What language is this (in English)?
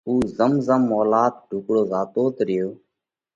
Parkari Koli